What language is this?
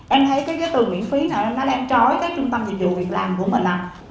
Vietnamese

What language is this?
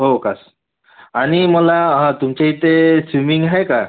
Marathi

